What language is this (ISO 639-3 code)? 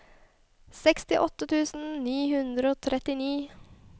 nor